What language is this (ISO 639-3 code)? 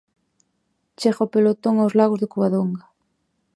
glg